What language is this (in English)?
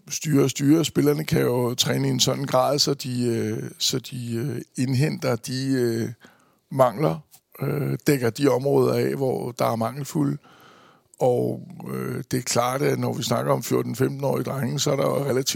Danish